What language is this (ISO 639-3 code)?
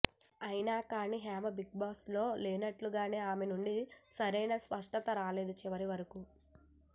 tel